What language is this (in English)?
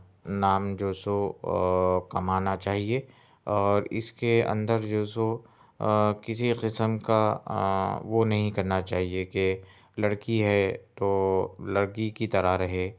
Urdu